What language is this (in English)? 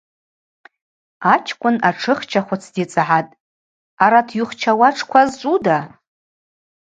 Abaza